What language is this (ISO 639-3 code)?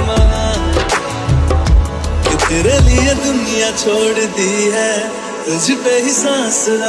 hin